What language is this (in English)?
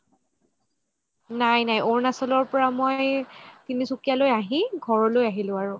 Assamese